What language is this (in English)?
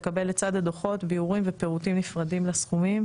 Hebrew